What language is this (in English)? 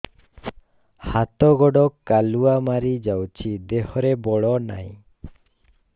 Odia